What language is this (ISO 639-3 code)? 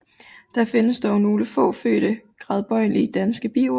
dan